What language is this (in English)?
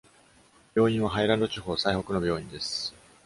Japanese